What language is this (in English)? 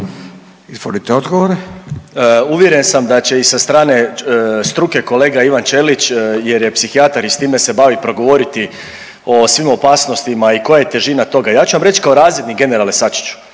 Croatian